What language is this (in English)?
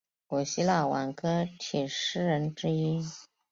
Chinese